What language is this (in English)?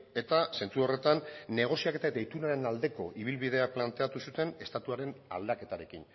Basque